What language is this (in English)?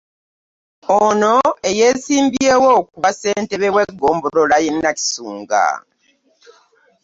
Ganda